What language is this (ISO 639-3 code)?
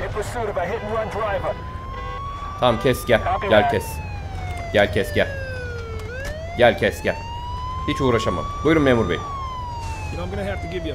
tur